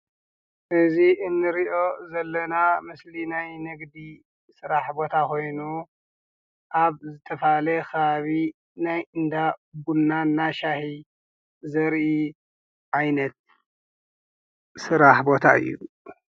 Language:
Tigrinya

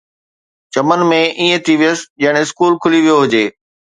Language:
Sindhi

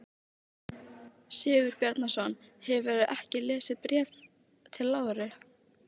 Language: Icelandic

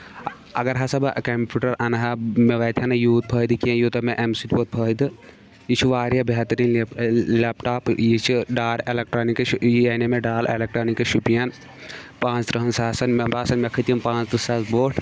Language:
Kashmiri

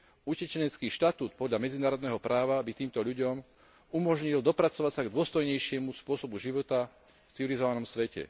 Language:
Slovak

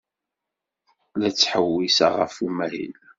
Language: Kabyle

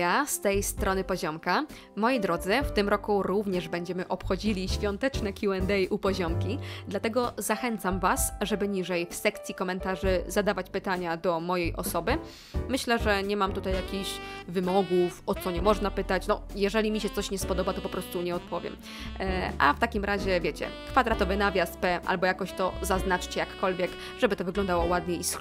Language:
Polish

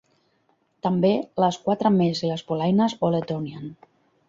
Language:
Catalan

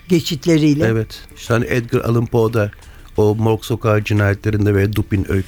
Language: Turkish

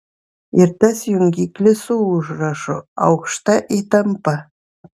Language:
Lithuanian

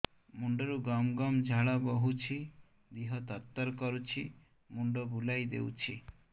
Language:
Odia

